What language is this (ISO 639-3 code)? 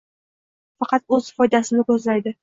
uzb